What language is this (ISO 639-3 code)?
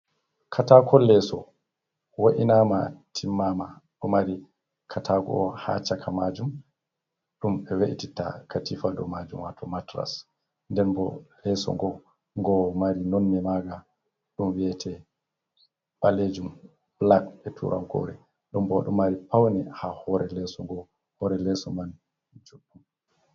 ful